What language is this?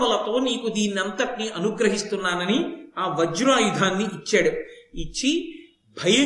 Telugu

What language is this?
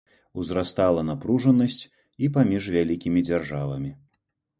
Belarusian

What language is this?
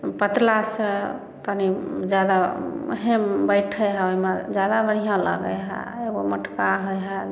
Maithili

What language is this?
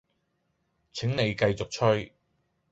Cantonese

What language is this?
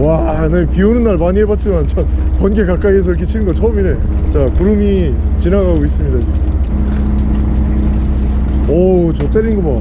Korean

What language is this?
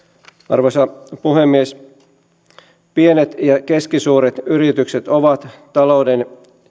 Finnish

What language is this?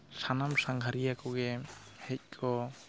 Santali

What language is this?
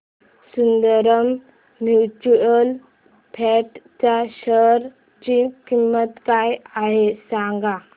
Marathi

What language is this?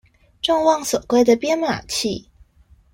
Chinese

